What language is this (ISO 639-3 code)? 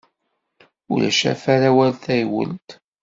kab